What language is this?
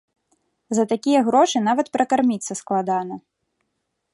Belarusian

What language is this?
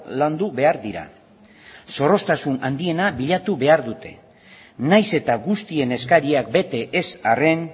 Basque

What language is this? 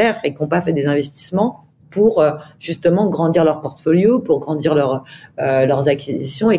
French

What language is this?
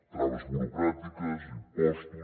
Catalan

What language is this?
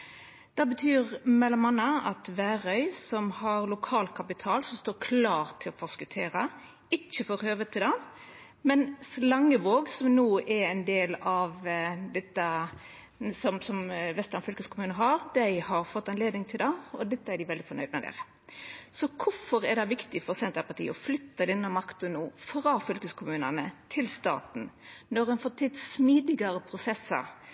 Norwegian Nynorsk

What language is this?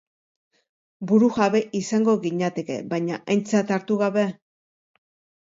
Basque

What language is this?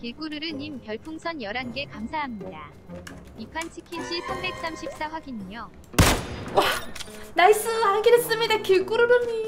Korean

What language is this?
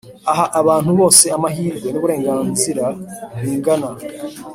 Kinyarwanda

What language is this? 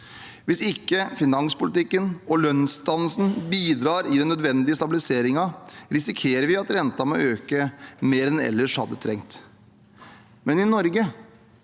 Norwegian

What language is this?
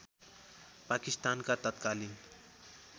Nepali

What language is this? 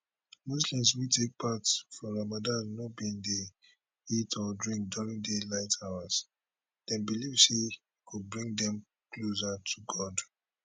Nigerian Pidgin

